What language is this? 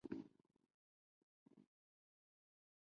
Chinese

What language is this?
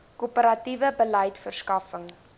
Afrikaans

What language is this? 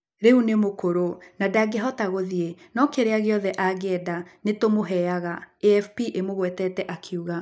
Kikuyu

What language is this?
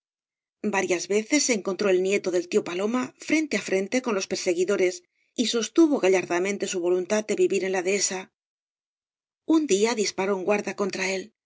Spanish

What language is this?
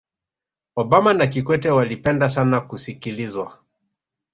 Swahili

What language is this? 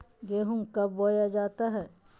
Magahi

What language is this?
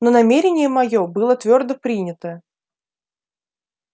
Russian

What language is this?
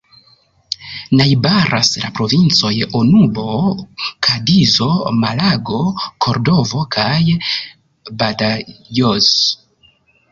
Esperanto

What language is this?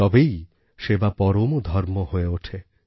Bangla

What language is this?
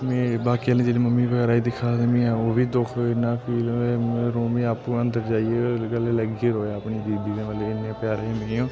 Dogri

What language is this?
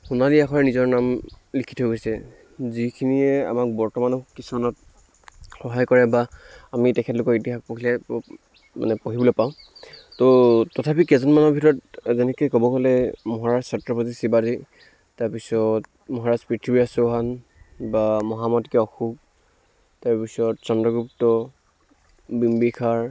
Assamese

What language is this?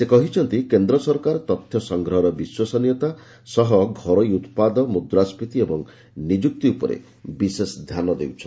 Odia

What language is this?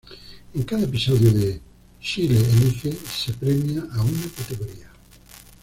Spanish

